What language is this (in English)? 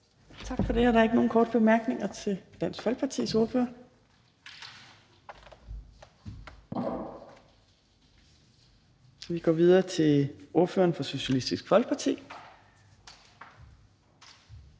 Danish